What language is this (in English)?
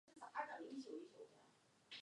Chinese